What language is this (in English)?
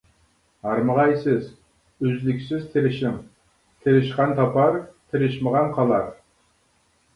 Uyghur